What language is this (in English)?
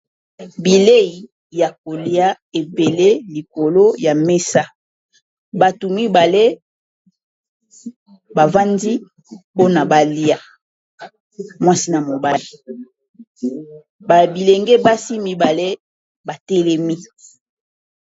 Lingala